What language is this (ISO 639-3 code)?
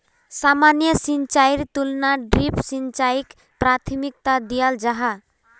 mag